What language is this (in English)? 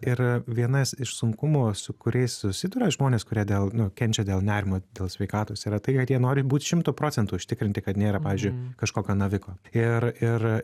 Lithuanian